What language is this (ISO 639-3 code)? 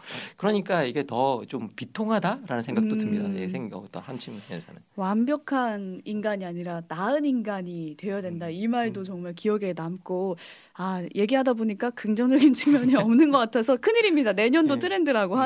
kor